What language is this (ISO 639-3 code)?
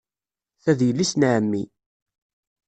kab